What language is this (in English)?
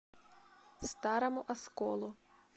Russian